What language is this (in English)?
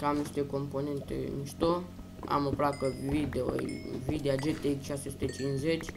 Romanian